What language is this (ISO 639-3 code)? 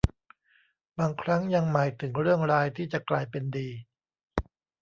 tha